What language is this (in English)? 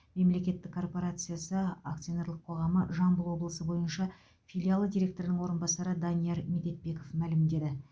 Kazakh